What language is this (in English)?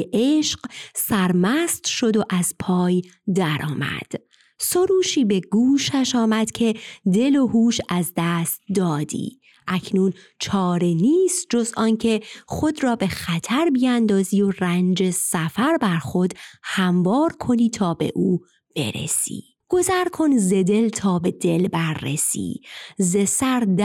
Persian